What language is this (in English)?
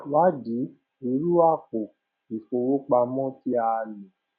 Yoruba